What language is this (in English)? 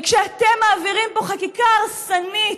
Hebrew